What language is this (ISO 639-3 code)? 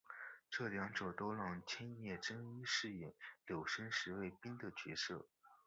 zho